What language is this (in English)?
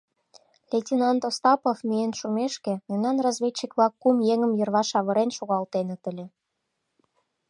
Mari